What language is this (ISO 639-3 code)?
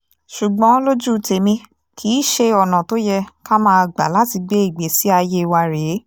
yor